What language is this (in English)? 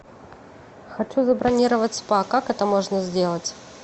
Russian